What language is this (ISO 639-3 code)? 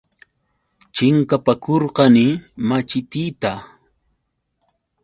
qux